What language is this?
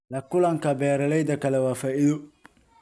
Somali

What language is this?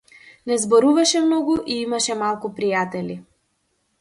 Macedonian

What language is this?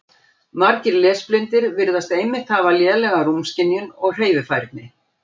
Icelandic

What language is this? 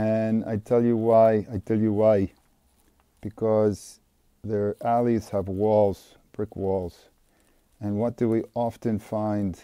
English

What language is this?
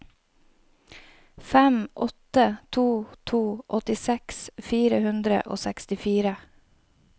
Norwegian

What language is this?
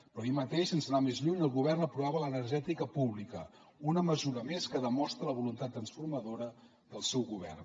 Catalan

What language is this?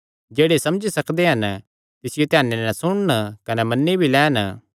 Kangri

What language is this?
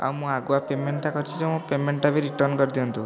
Odia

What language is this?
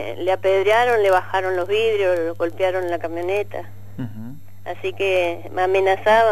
Spanish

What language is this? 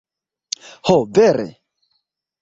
Esperanto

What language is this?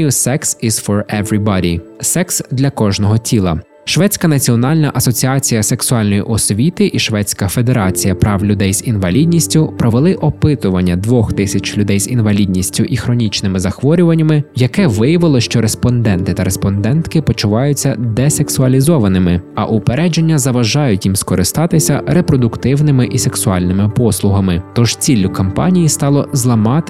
Ukrainian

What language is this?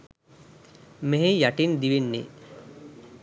Sinhala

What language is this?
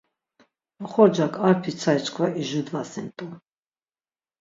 Laz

